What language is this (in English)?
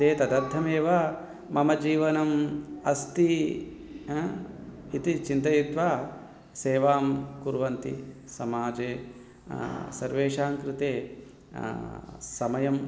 Sanskrit